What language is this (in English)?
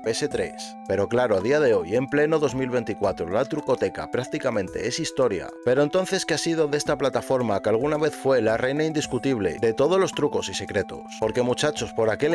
Spanish